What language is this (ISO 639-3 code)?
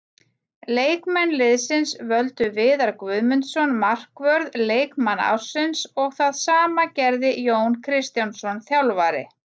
isl